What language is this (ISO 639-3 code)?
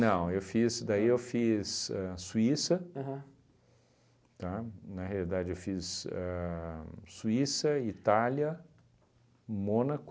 por